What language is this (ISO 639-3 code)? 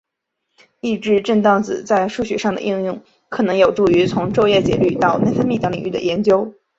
zho